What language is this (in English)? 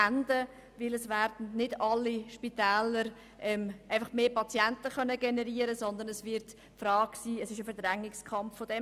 Swiss German